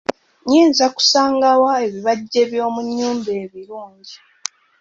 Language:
Ganda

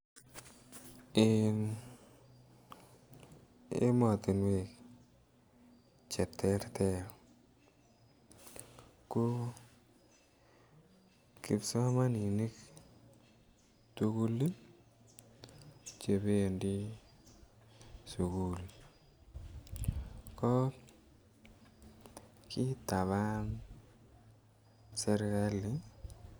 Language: Kalenjin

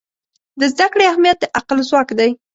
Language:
Pashto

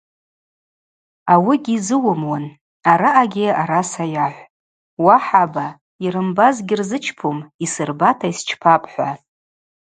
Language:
Abaza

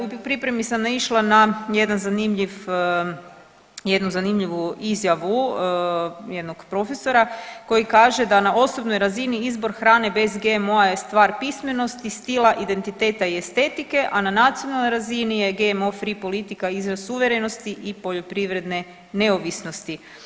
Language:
Croatian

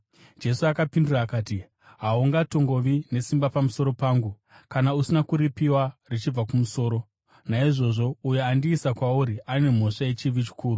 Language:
Shona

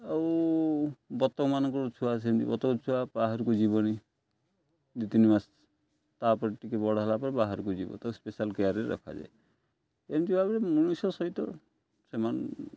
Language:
Odia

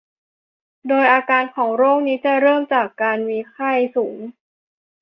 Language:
Thai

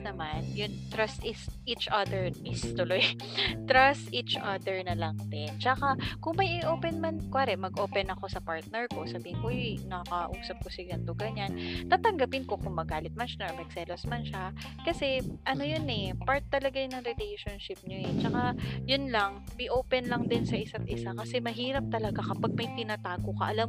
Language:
Filipino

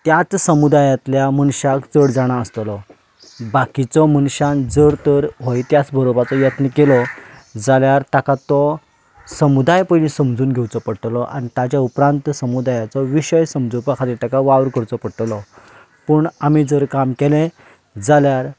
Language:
Konkani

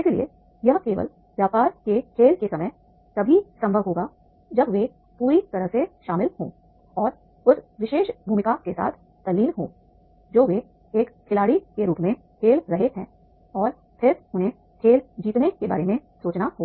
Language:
Hindi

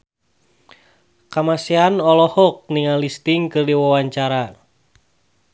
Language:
Sundanese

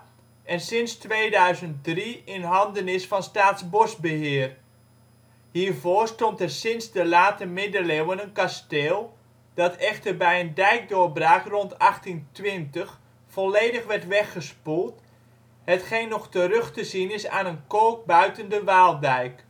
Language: Dutch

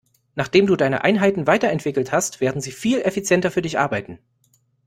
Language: German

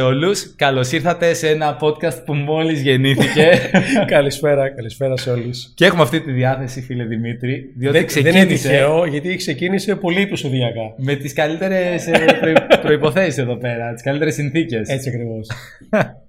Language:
Greek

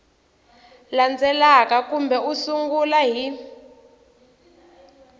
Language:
Tsonga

